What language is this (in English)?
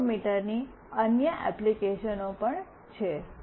Gujarati